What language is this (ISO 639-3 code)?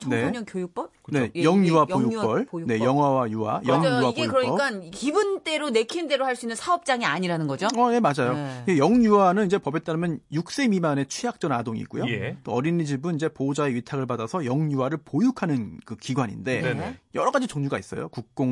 kor